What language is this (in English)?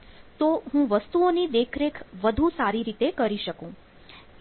Gujarati